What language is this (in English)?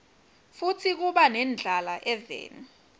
Swati